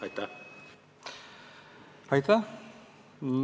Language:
Estonian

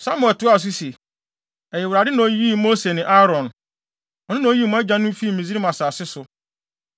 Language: Akan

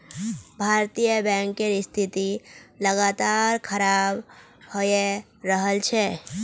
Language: Magahi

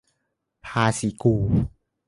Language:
Thai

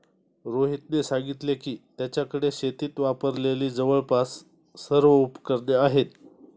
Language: Marathi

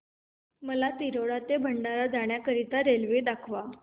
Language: Marathi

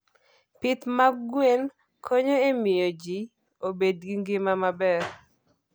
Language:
Luo (Kenya and Tanzania)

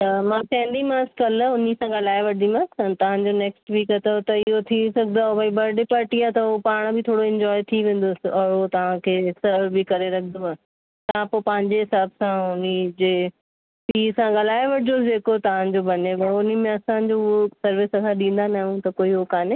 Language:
Sindhi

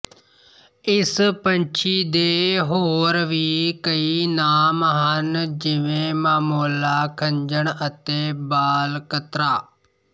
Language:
Punjabi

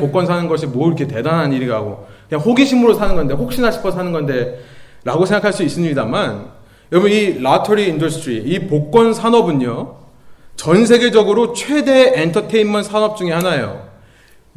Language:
Korean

